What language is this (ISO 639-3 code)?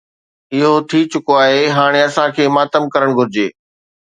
snd